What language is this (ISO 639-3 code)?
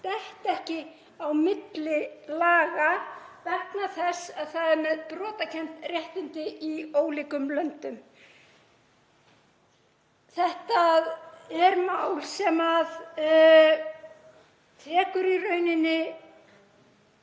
isl